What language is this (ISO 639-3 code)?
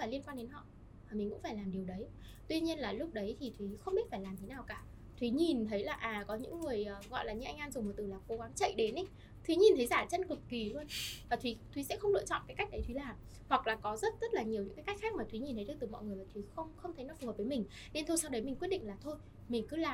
vie